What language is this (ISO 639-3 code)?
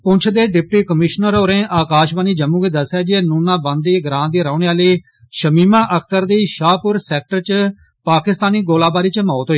doi